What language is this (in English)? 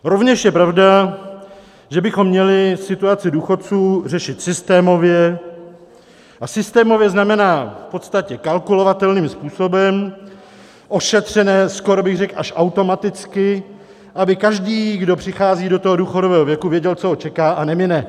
Czech